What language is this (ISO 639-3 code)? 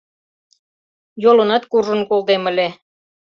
chm